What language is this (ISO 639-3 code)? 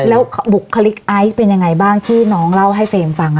tha